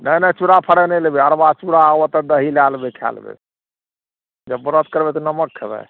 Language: Maithili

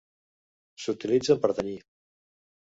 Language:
Catalan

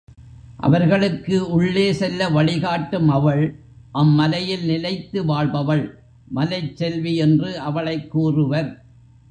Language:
Tamil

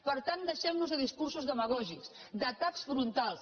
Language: Catalan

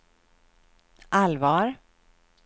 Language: Swedish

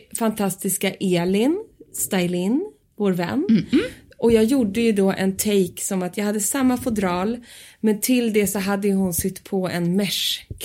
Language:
Swedish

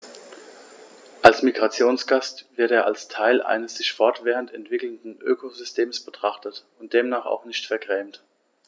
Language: German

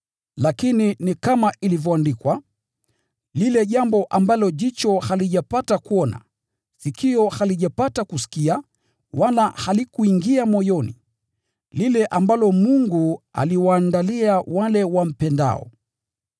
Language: Swahili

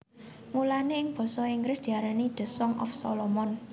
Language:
Javanese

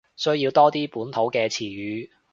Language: Cantonese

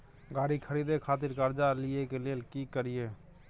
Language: Maithili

